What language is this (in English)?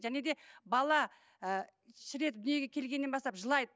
Kazakh